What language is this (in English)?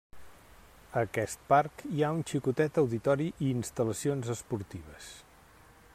Catalan